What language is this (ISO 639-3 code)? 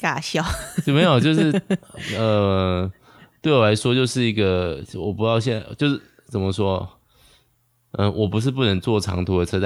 zho